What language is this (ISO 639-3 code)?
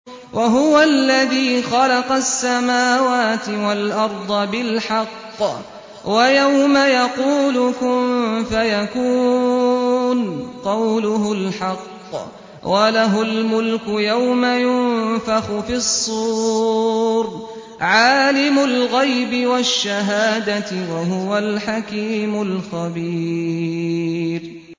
ara